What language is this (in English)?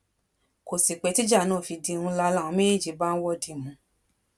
Yoruba